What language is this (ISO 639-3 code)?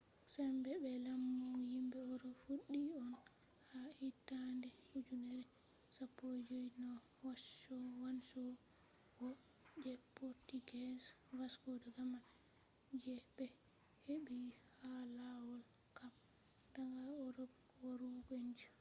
ful